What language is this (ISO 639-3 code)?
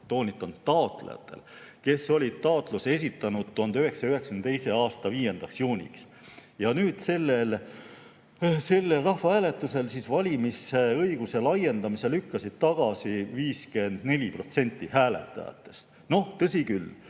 est